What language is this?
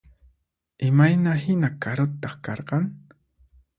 Puno Quechua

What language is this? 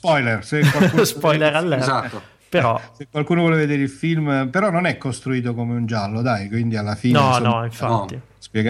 Italian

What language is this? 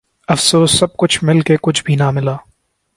Urdu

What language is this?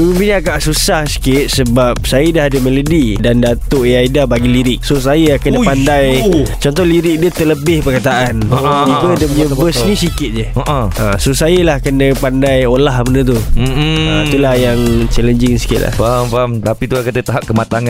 Malay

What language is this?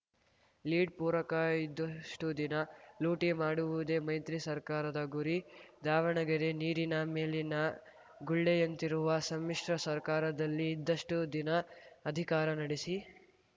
Kannada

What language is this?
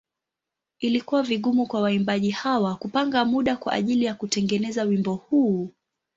Swahili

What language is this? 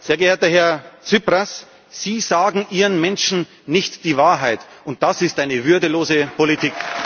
German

